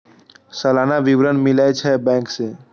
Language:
Maithili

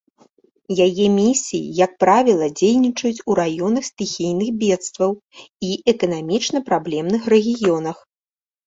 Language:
Belarusian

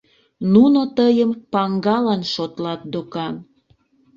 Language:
Mari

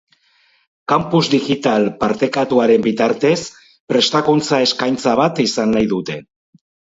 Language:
Basque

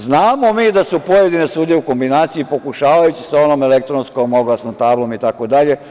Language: Serbian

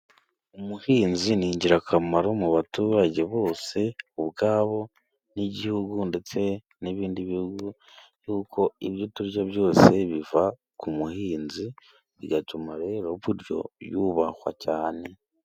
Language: Kinyarwanda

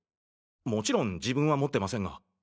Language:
Japanese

